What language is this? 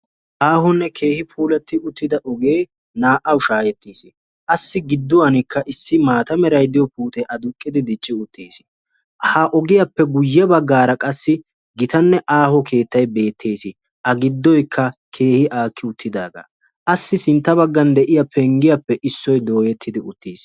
Wolaytta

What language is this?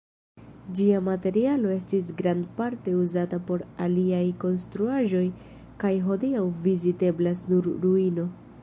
Esperanto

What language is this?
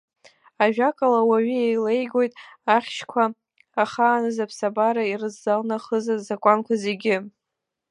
Abkhazian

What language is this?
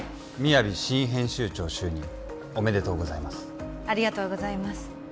Japanese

